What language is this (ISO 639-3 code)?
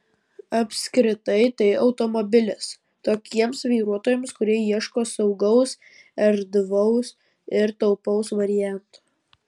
lit